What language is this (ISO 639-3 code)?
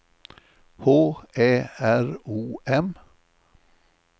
swe